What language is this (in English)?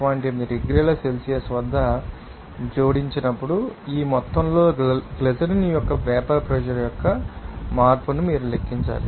Telugu